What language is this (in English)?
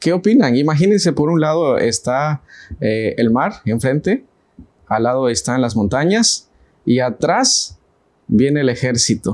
Spanish